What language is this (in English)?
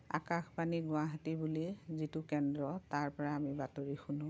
Assamese